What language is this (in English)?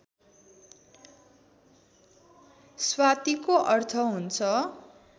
Nepali